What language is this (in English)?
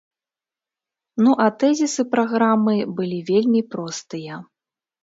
Belarusian